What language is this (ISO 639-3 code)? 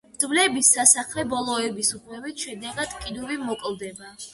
kat